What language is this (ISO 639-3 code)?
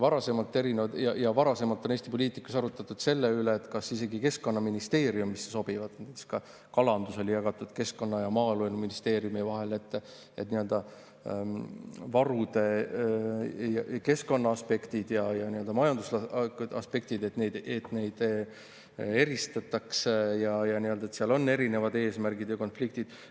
est